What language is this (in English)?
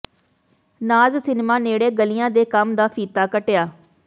Punjabi